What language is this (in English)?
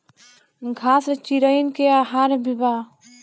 Bhojpuri